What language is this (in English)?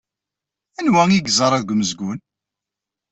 Kabyle